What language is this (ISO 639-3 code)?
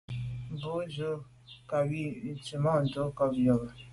byv